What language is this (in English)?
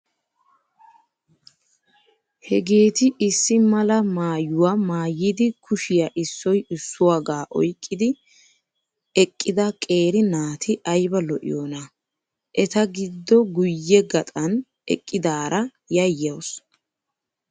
Wolaytta